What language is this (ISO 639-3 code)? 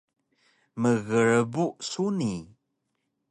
trv